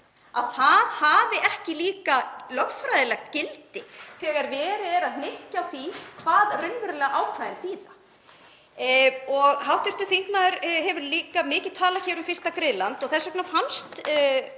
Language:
Icelandic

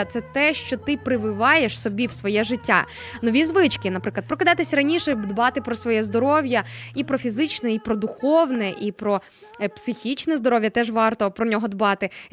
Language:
Ukrainian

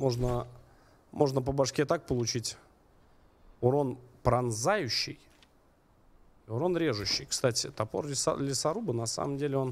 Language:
Russian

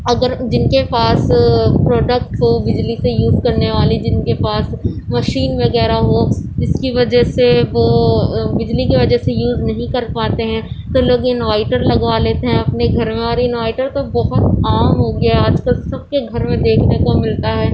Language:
Urdu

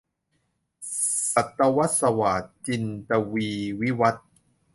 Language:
Thai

